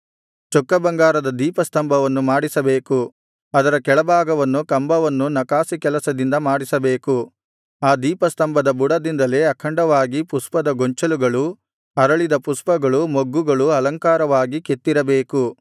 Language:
Kannada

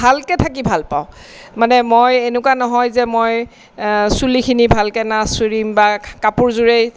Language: Assamese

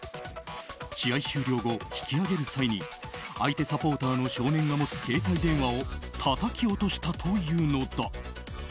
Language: Japanese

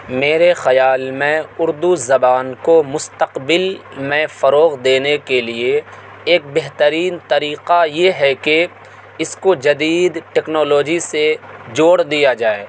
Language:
Urdu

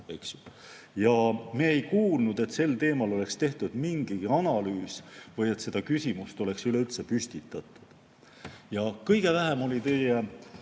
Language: Estonian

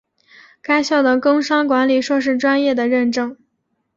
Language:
Chinese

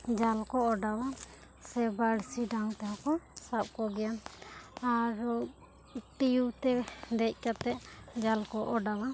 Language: Santali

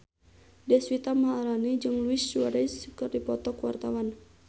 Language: Sundanese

